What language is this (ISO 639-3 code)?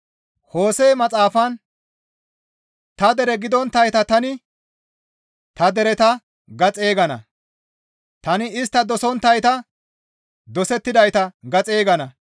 gmv